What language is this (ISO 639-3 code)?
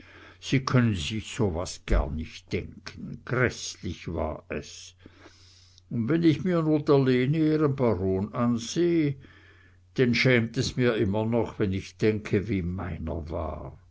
deu